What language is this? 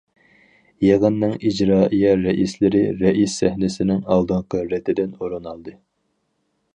Uyghur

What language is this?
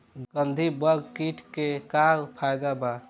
Bhojpuri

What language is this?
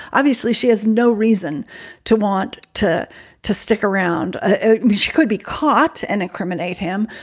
English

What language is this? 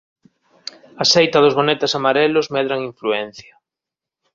Galician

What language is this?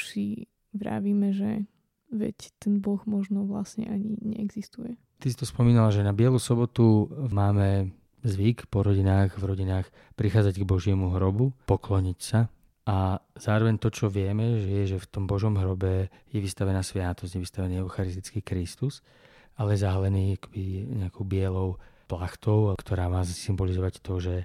Slovak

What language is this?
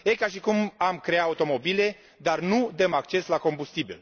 Romanian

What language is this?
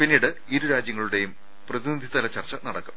Malayalam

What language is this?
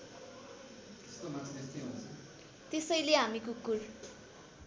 Nepali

